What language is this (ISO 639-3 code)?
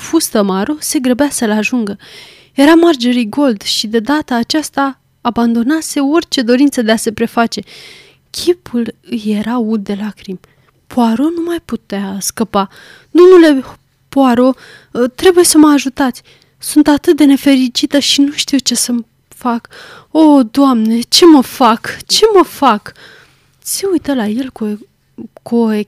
ron